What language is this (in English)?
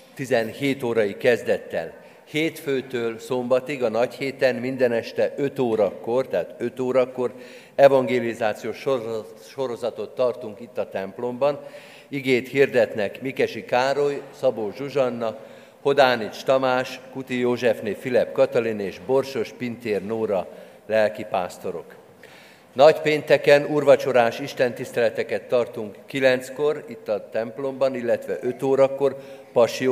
Hungarian